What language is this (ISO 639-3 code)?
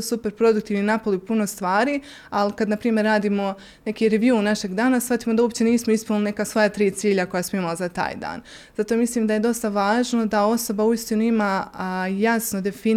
hrv